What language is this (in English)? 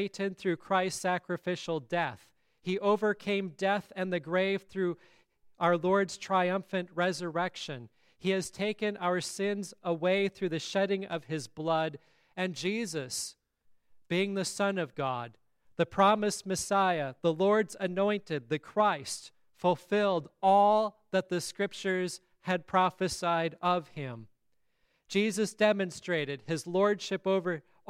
English